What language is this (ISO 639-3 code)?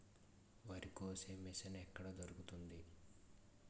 tel